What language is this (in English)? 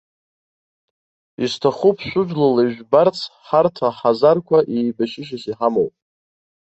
Abkhazian